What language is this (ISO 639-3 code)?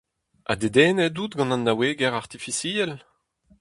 bre